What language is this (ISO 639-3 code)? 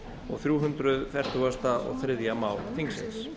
isl